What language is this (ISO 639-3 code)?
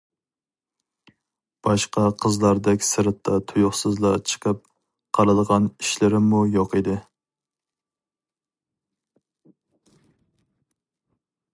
uig